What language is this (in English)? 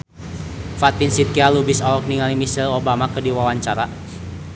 Sundanese